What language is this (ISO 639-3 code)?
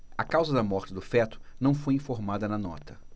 por